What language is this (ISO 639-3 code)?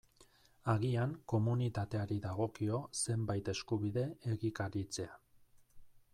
eus